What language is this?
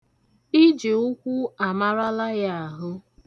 Igbo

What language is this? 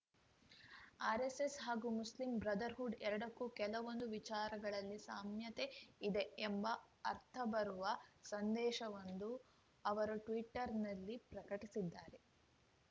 Kannada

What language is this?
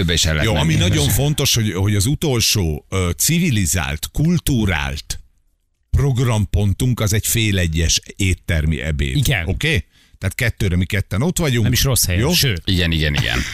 Hungarian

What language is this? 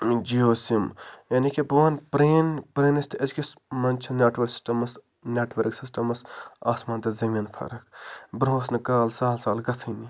Kashmiri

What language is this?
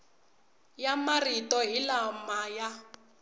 Tsonga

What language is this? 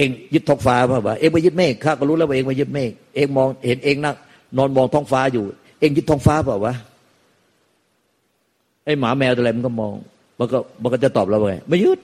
Thai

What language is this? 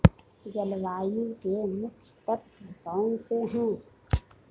Hindi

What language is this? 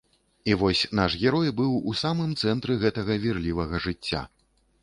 Belarusian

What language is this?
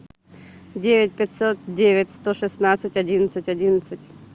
Russian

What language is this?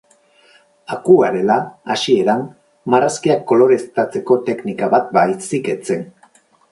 Basque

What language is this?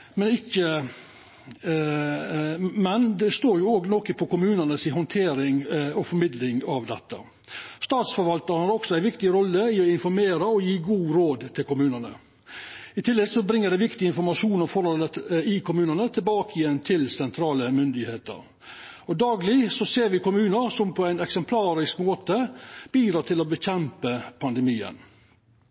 Norwegian Nynorsk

